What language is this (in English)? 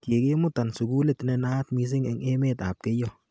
Kalenjin